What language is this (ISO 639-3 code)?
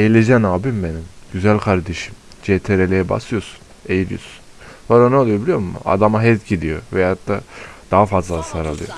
tur